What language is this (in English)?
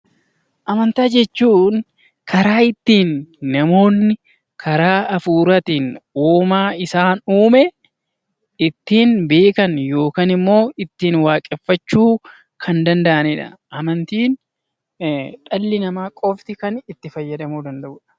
Oromo